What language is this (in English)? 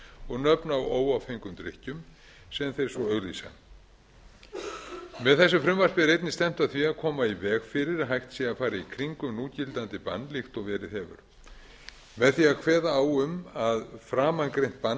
Icelandic